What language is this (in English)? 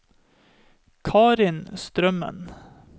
Norwegian